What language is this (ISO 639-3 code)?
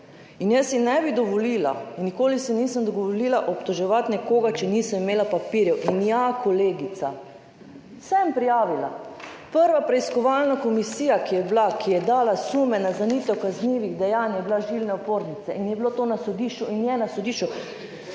slv